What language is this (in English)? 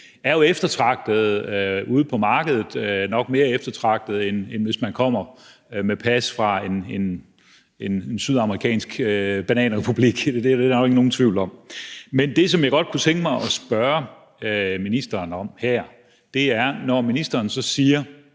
Danish